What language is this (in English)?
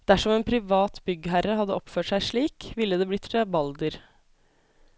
Norwegian